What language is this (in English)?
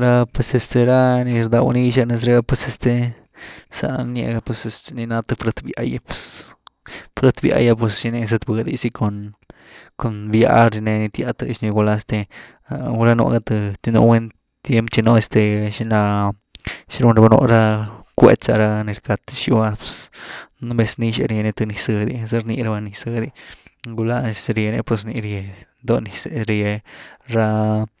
Güilá Zapotec